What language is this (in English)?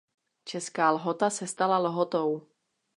Czech